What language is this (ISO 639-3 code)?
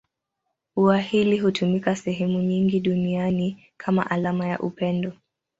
swa